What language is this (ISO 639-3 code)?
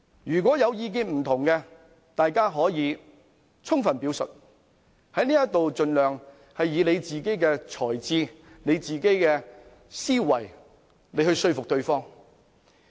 yue